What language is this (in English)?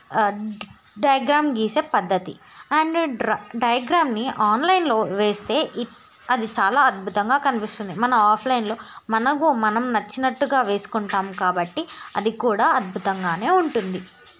Telugu